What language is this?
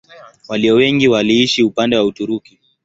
Swahili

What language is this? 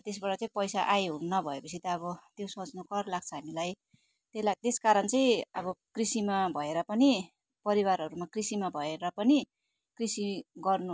Nepali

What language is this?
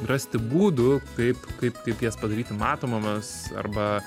Lithuanian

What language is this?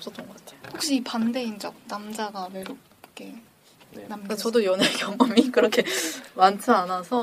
Korean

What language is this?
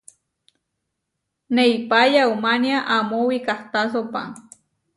Huarijio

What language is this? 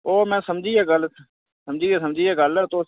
Dogri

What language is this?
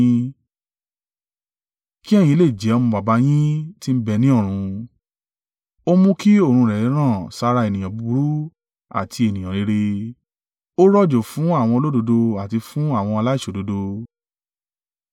Yoruba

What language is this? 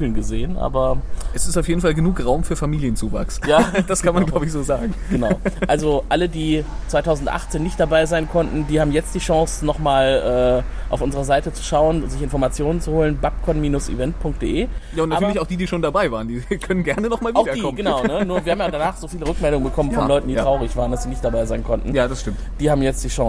German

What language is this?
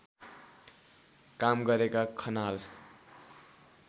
Nepali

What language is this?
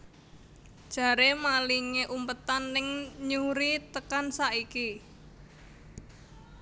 Javanese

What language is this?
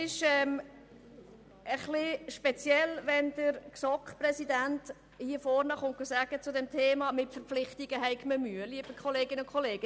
Swiss German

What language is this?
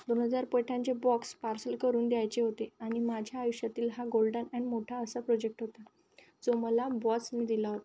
Marathi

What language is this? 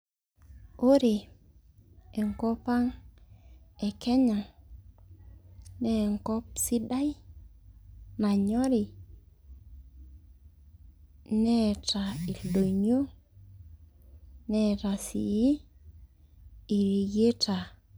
Masai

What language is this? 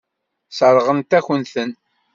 Kabyle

